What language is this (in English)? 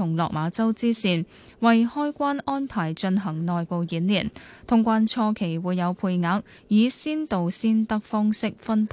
Chinese